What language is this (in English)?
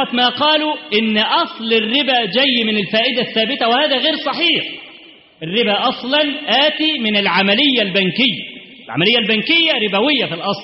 Arabic